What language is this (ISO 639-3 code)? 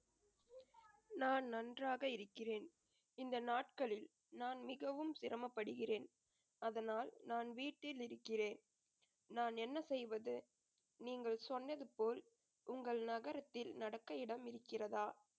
tam